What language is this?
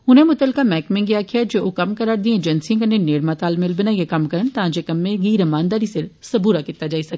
Dogri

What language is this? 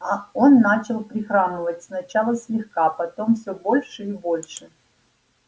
Russian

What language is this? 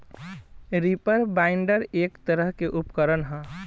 Bhojpuri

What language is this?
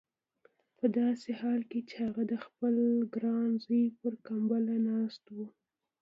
Pashto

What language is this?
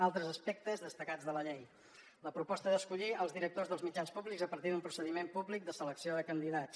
Catalan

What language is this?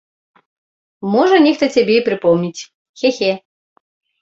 Belarusian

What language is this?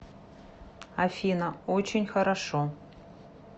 Russian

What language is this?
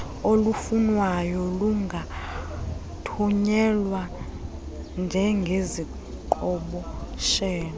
Xhosa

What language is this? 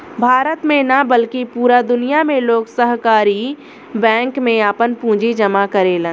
Bhojpuri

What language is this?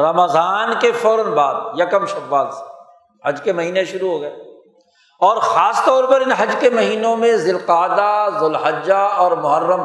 Urdu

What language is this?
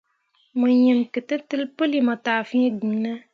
Mundang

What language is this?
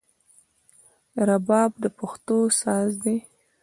Pashto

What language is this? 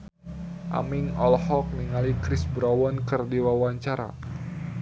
Sundanese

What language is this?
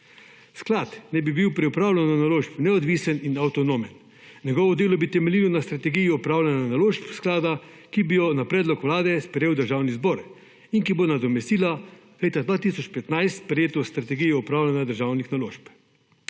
Slovenian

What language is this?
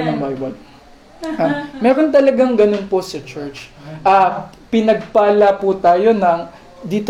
Filipino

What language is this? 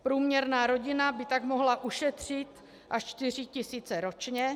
Czech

